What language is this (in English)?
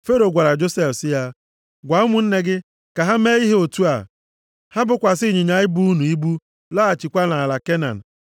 Igbo